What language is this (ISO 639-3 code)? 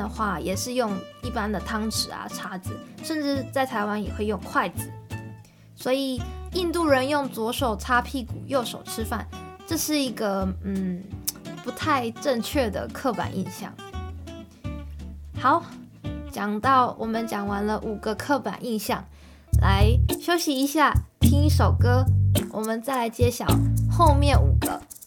zho